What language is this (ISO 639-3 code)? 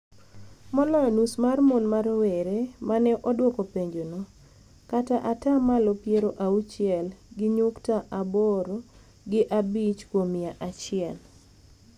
luo